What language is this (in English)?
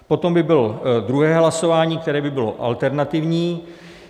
Czech